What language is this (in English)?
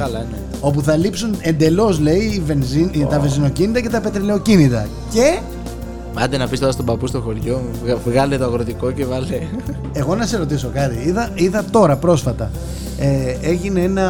Greek